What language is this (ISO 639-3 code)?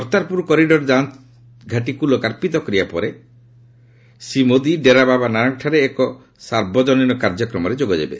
ori